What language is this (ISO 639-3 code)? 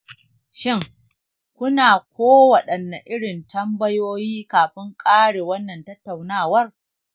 hau